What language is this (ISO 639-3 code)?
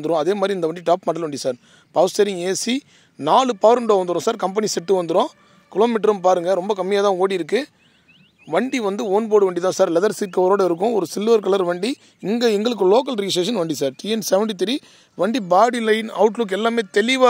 ara